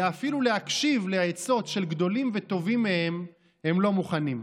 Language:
Hebrew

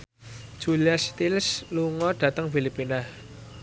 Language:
Javanese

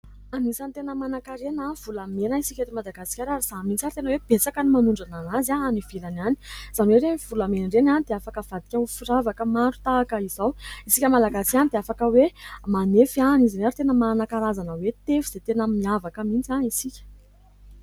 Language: Malagasy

